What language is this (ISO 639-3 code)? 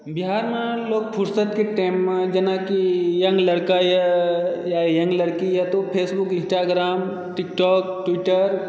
mai